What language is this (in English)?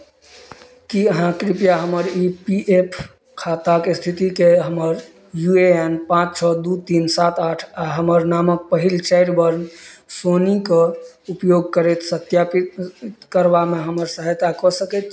Maithili